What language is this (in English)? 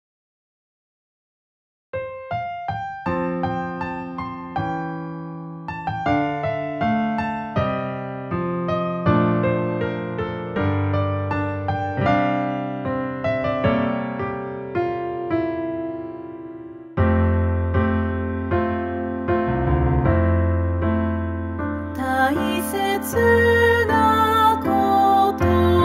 Japanese